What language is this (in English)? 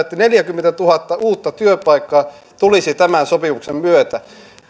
Finnish